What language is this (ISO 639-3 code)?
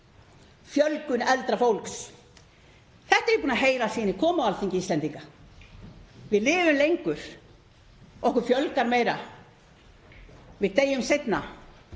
isl